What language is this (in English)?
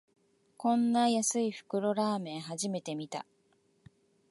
Japanese